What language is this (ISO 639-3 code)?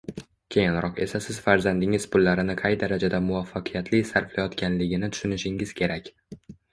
uzb